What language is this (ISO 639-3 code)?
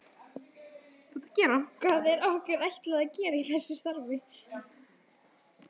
isl